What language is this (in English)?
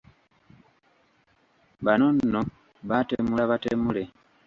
Ganda